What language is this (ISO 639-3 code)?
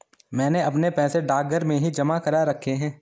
hin